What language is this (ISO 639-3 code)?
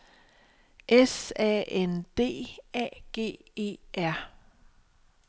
dan